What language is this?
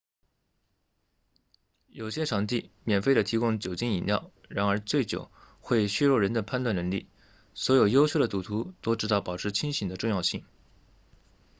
Chinese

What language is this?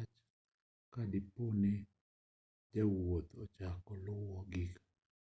Luo (Kenya and Tanzania)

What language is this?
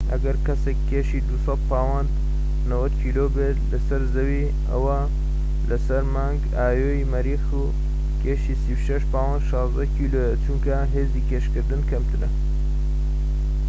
Central Kurdish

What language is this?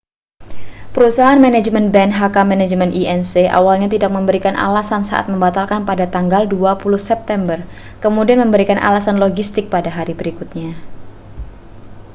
Indonesian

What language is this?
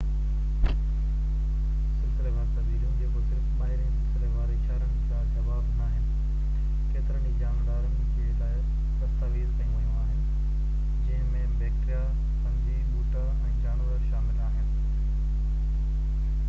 Sindhi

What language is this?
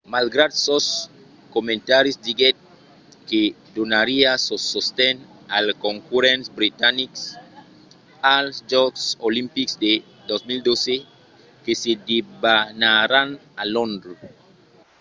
Occitan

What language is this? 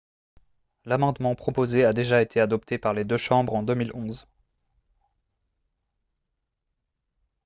French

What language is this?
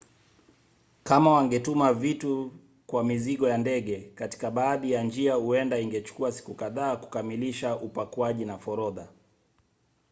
Swahili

